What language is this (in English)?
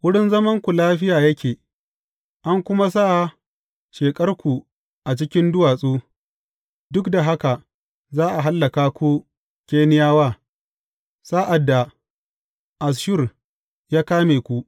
Hausa